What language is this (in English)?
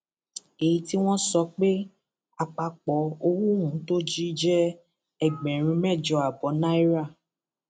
Yoruba